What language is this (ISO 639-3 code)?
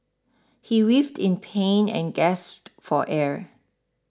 eng